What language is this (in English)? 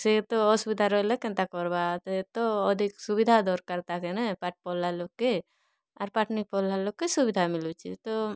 Odia